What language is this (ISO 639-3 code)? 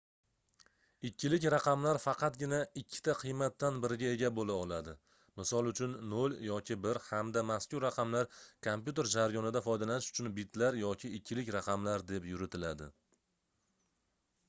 uzb